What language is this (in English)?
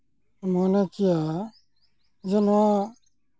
Santali